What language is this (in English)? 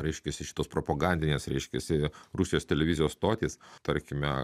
Lithuanian